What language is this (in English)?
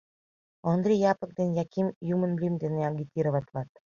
Mari